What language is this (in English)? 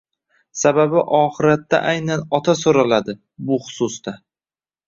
Uzbek